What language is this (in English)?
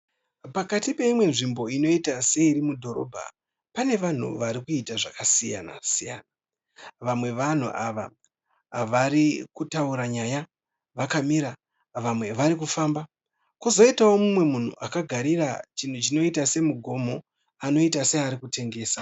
Shona